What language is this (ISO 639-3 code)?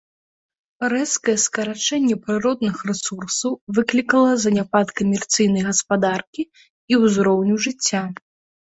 bel